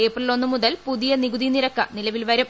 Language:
Malayalam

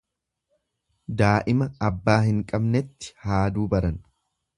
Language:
Oromo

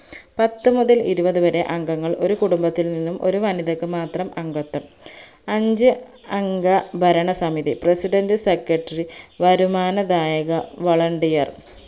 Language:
Malayalam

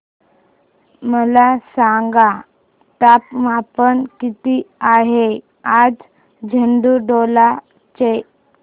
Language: Marathi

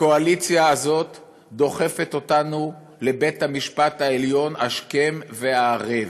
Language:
Hebrew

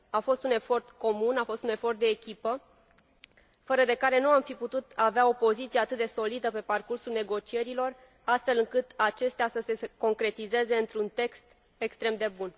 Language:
Romanian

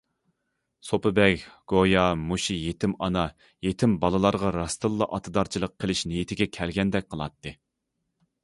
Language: Uyghur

